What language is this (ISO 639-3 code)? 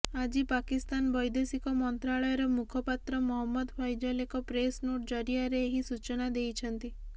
ori